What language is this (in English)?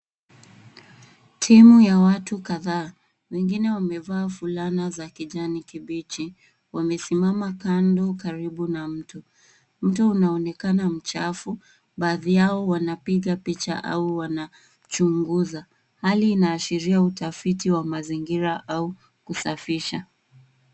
Swahili